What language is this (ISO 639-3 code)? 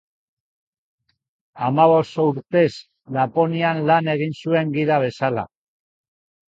eus